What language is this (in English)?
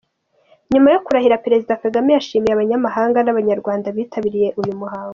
Kinyarwanda